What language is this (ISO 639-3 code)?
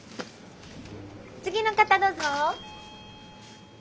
jpn